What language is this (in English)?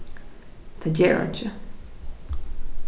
Faroese